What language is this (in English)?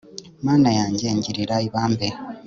Kinyarwanda